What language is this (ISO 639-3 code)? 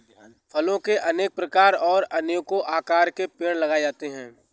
hin